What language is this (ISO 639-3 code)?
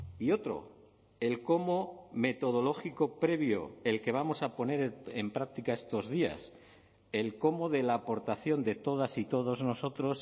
spa